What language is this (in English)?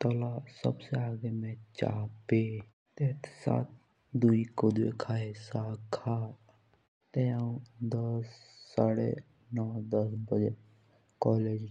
Jaunsari